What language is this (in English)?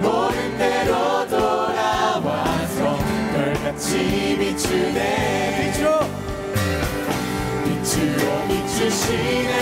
Korean